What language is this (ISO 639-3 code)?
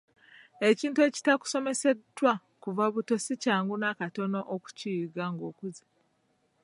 lug